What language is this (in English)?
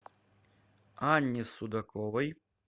Russian